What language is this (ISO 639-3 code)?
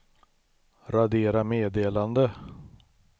swe